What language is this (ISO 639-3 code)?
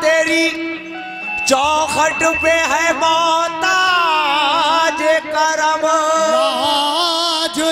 ara